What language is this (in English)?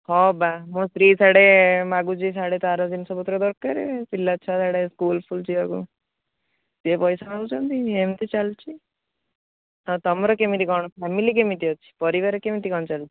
Odia